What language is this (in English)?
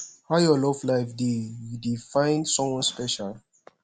Nigerian Pidgin